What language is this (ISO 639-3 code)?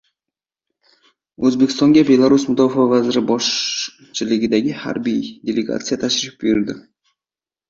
uzb